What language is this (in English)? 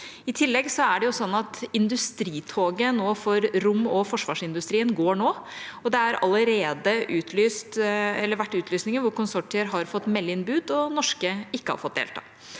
Norwegian